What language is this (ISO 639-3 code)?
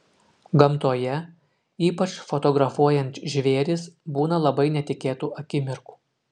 lit